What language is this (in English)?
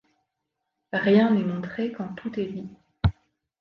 French